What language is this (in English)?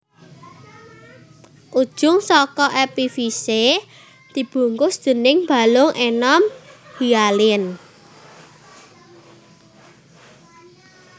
Javanese